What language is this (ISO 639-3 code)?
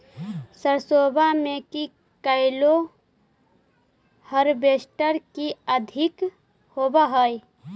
mag